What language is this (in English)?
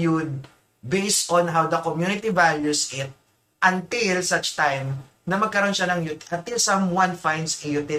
Filipino